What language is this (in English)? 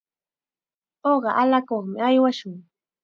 Chiquián Ancash Quechua